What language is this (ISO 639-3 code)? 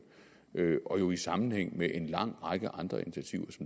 dan